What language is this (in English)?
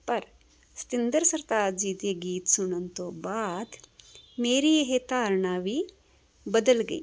Punjabi